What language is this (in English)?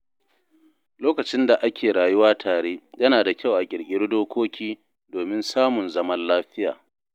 Hausa